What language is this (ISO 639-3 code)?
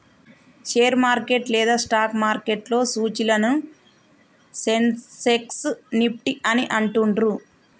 tel